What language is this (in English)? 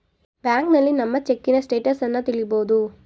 Kannada